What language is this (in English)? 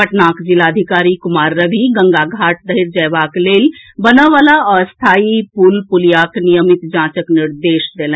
Maithili